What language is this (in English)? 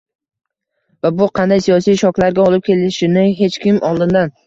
Uzbek